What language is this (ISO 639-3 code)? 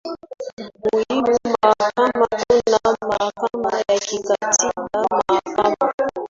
swa